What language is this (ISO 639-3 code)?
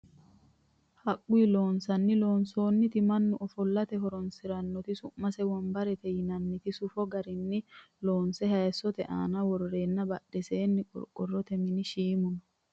sid